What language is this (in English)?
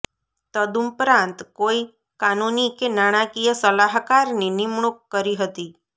Gujarati